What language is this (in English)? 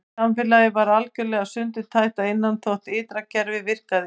Icelandic